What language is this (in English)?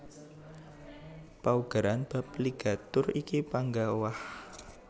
Javanese